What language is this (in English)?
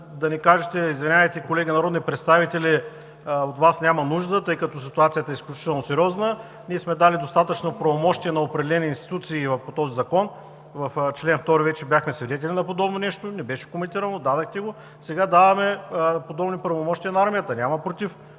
Bulgarian